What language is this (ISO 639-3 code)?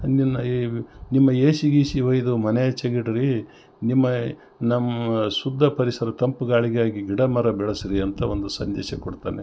kan